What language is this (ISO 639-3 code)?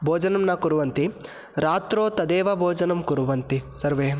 san